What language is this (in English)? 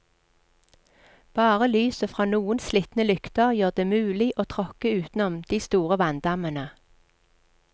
Norwegian